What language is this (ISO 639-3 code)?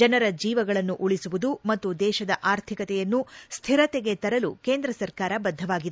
kan